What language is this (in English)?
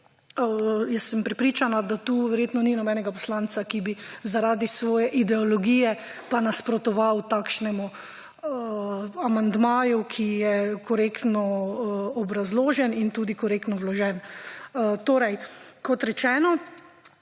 Slovenian